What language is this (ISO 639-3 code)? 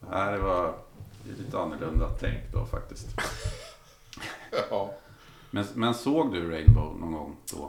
swe